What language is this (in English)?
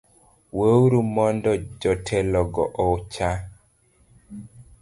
Luo (Kenya and Tanzania)